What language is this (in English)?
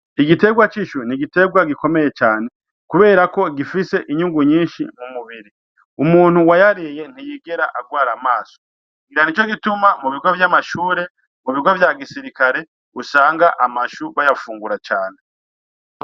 Rundi